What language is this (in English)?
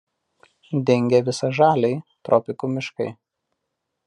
Lithuanian